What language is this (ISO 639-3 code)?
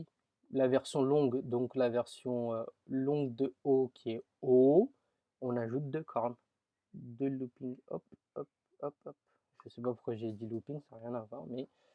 fra